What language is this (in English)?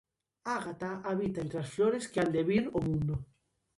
Galician